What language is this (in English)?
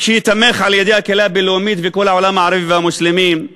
Hebrew